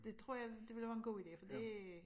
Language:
Danish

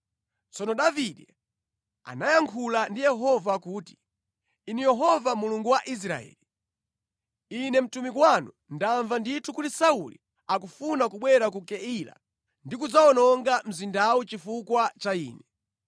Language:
Nyanja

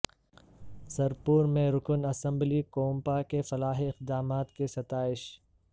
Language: Urdu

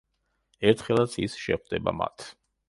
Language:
Georgian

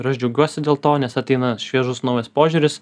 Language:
Lithuanian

